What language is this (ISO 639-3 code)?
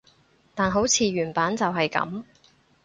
yue